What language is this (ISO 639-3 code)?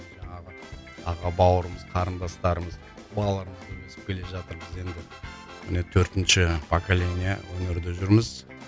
kaz